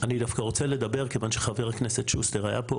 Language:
Hebrew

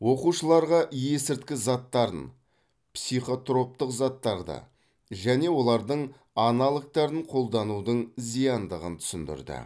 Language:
Kazakh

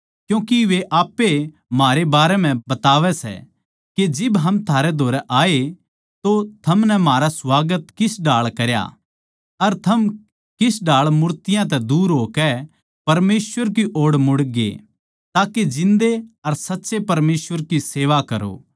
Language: Haryanvi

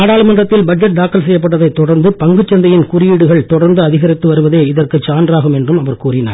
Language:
Tamil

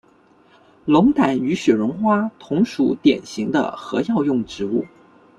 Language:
Chinese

